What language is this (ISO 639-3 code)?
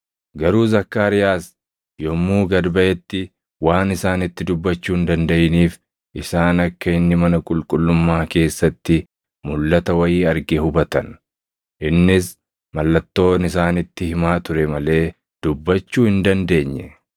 orm